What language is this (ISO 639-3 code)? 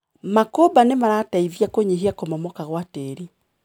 kik